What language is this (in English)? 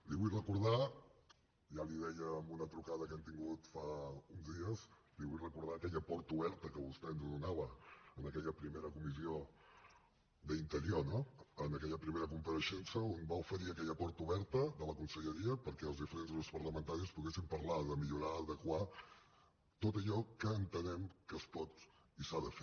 Catalan